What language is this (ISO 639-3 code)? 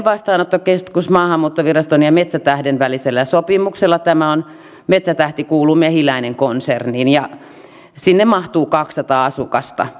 fin